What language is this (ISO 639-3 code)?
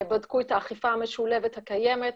heb